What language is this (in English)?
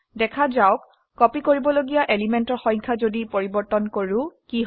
Assamese